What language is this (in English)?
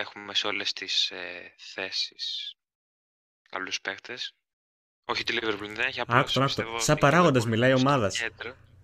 Greek